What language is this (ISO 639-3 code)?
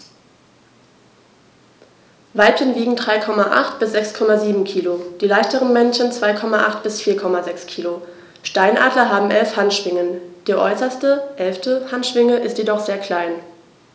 deu